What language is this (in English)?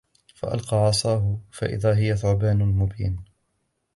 Arabic